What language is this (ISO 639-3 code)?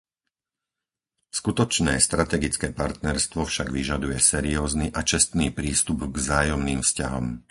slk